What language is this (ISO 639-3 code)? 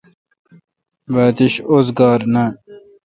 xka